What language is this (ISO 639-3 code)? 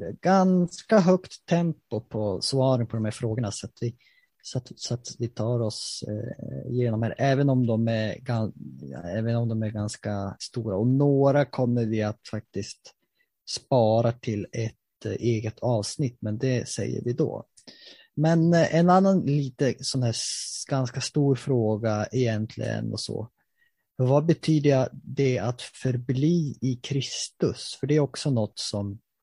swe